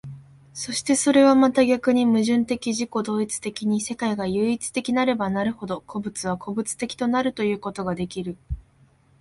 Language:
Japanese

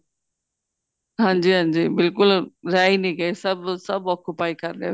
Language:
Punjabi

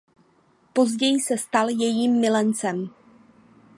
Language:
Czech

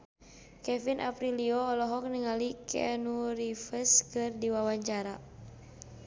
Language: Sundanese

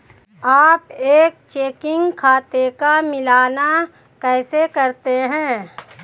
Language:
Hindi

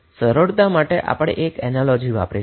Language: Gujarati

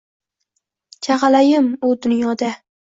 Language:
Uzbek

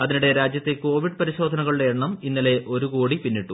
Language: Malayalam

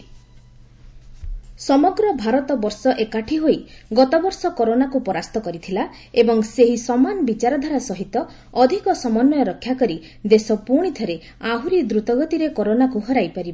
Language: Odia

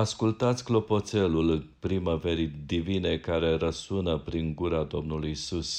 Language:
Romanian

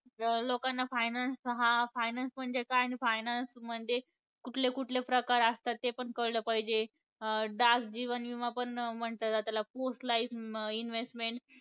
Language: Marathi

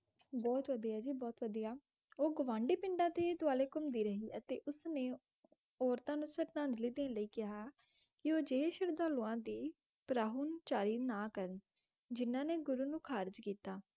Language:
Punjabi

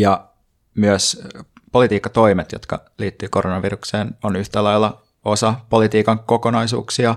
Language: Finnish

